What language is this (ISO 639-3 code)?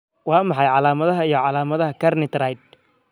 som